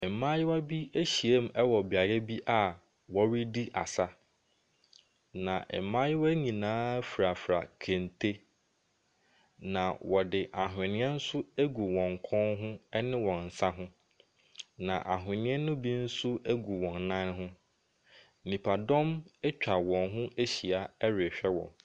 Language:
Akan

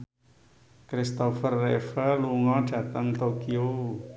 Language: Javanese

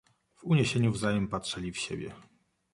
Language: Polish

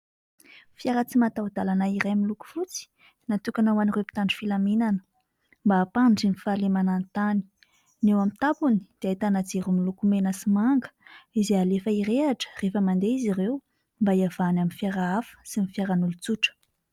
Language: Malagasy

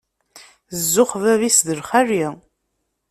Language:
Kabyle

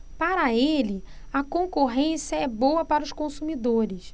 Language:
Portuguese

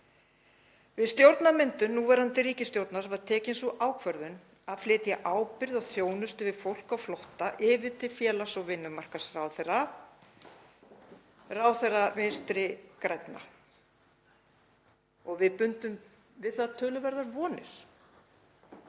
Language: Icelandic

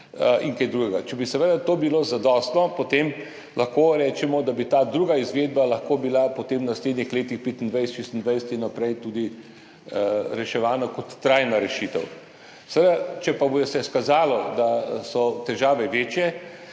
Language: Slovenian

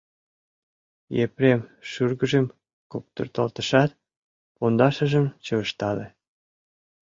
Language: Mari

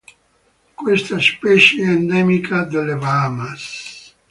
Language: Italian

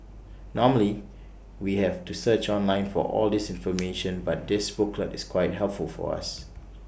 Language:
English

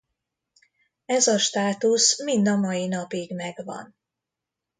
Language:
Hungarian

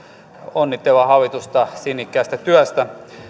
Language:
Finnish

